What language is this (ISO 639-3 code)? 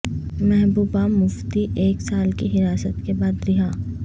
urd